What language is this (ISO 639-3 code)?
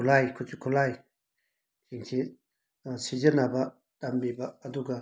mni